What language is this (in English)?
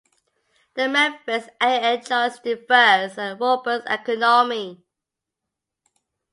English